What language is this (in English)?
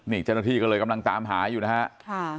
Thai